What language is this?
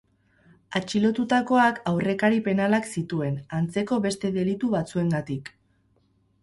Basque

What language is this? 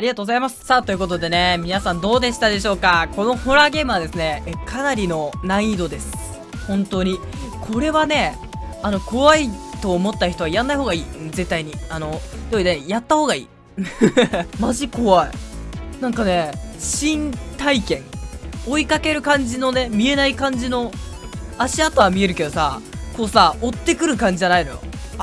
Japanese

